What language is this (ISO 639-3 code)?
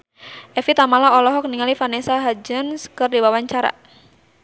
sun